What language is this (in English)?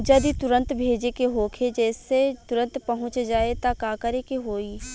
Bhojpuri